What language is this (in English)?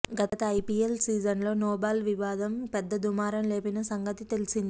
Telugu